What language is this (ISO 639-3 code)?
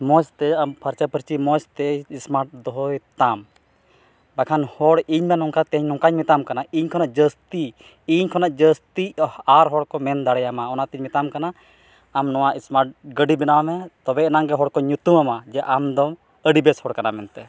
sat